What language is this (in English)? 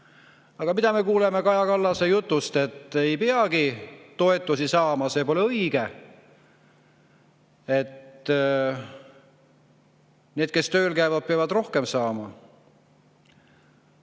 Estonian